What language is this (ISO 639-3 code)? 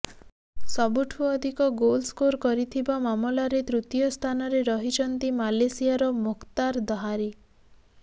ori